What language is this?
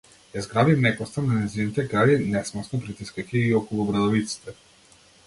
Macedonian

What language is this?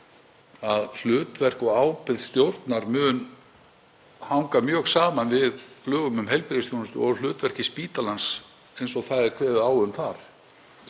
Icelandic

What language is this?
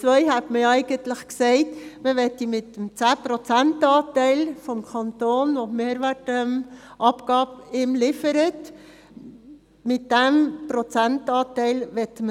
Swiss German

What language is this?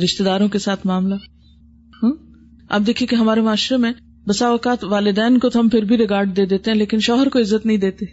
Urdu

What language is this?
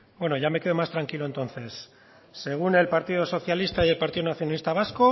Spanish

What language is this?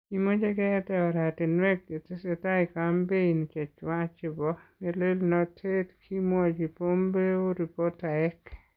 Kalenjin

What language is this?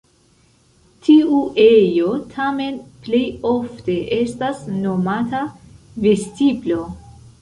Esperanto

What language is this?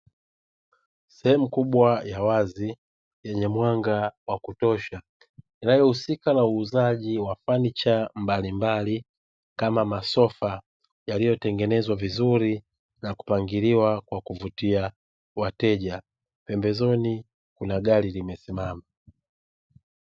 Swahili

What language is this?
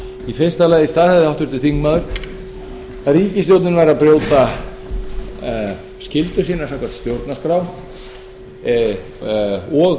Icelandic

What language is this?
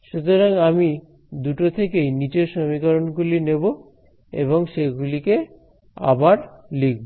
Bangla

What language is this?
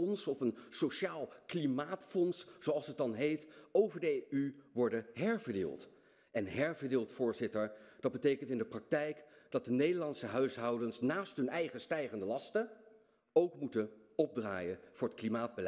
Dutch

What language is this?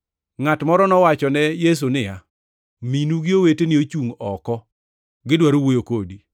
Luo (Kenya and Tanzania)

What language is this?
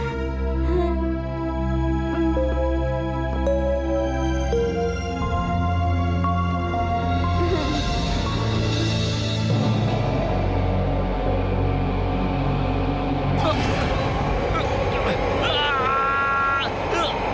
Indonesian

